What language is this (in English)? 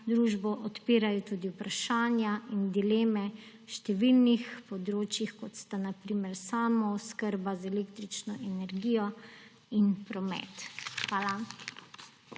Slovenian